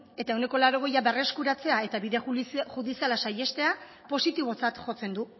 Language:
Basque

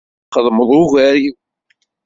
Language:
Kabyle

